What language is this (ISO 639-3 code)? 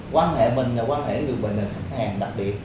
vie